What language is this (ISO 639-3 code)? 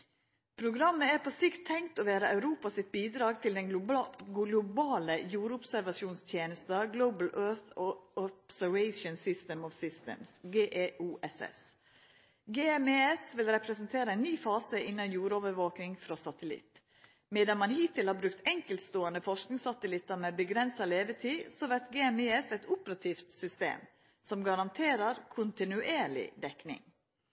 nno